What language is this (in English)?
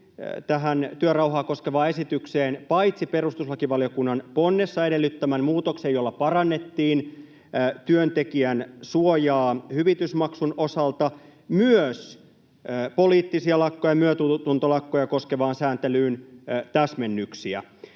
Finnish